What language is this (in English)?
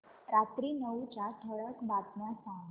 Marathi